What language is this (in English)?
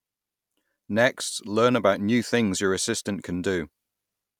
English